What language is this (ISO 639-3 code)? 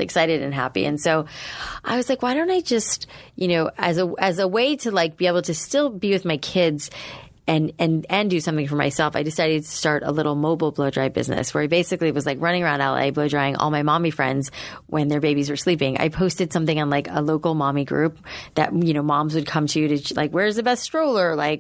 eng